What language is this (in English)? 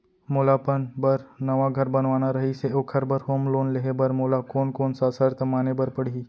Chhattisgarhi